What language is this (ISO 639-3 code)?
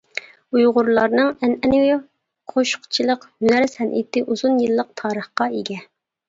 uig